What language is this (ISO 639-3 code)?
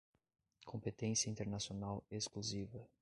por